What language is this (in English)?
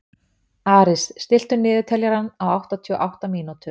Icelandic